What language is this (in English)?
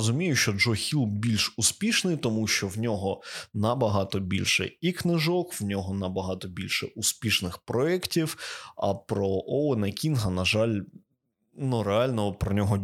Ukrainian